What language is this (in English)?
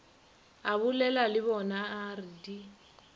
Northern Sotho